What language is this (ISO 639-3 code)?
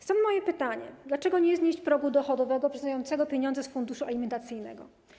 pol